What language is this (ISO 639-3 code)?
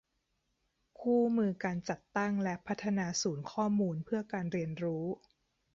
tha